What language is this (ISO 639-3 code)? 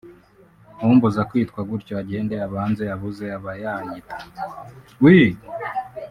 kin